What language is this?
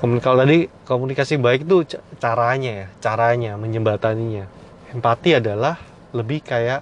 Indonesian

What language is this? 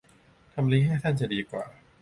Thai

